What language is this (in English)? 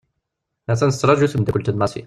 Kabyle